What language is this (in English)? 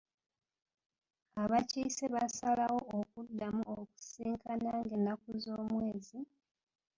Ganda